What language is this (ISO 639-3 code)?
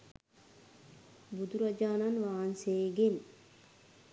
sin